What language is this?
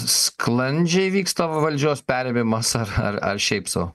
Lithuanian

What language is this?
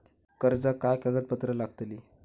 Marathi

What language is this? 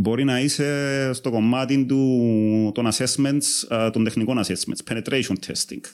Greek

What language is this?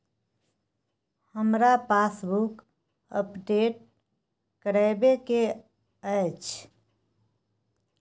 Maithili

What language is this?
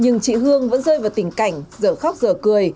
Vietnamese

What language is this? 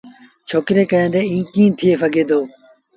Sindhi Bhil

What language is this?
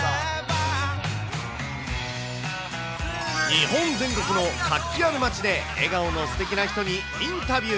Japanese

